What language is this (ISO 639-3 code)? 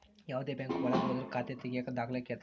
kan